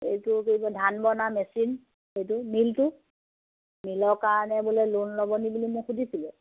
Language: Assamese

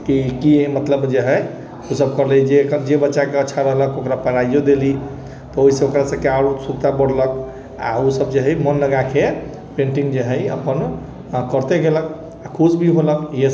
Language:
Maithili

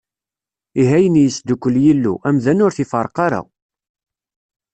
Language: Kabyle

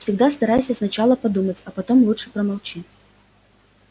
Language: Russian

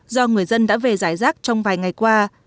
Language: Vietnamese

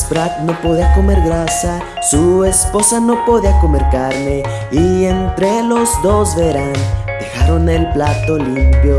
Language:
Spanish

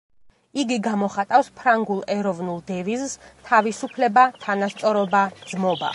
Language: Georgian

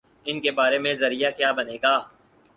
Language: Urdu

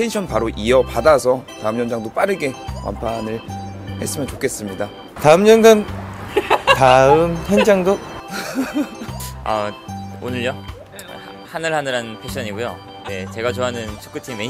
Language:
Korean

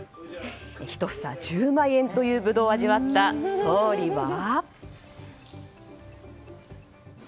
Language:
Japanese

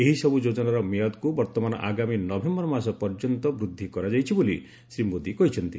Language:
Odia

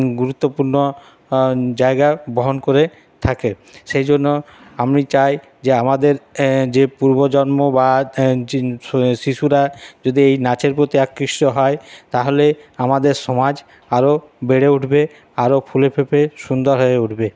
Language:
Bangla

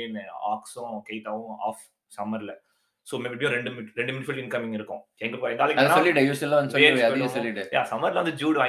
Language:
Tamil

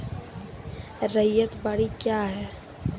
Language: Maithili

